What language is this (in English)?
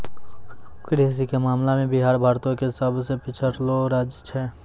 Maithili